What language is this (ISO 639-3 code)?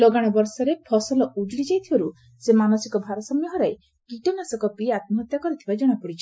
ori